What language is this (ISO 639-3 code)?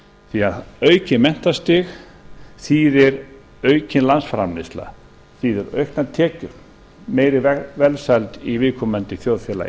isl